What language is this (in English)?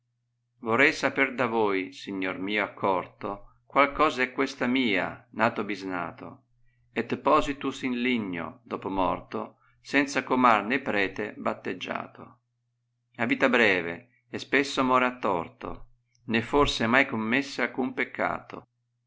Italian